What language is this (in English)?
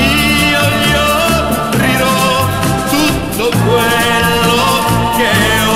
Romanian